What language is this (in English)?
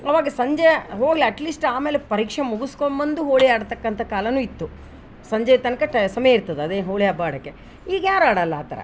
Kannada